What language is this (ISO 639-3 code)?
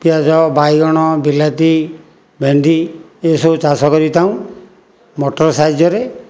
ori